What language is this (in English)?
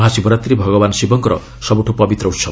Odia